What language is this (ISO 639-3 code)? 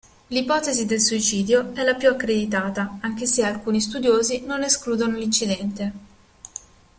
ita